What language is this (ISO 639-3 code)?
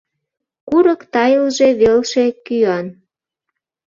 chm